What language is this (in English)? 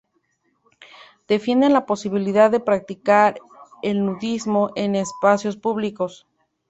Spanish